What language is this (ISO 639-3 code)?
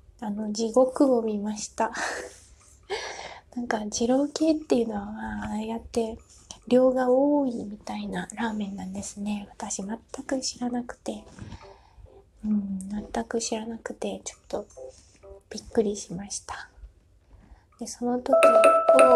jpn